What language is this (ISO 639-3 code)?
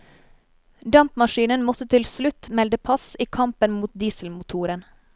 nor